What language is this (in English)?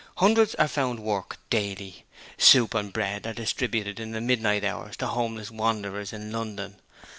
English